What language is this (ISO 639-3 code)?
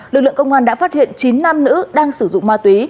vie